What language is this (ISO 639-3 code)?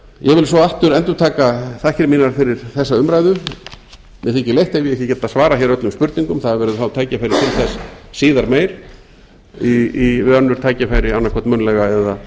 isl